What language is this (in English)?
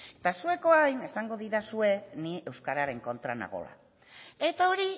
Basque